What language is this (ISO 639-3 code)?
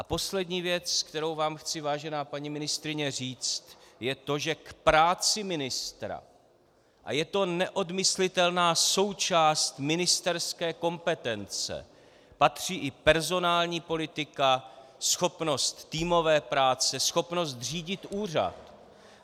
ces